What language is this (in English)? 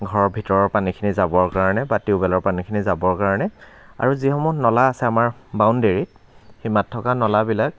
Assamese